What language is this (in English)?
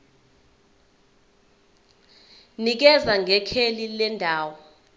Zulu